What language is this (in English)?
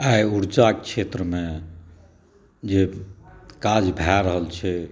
Maithili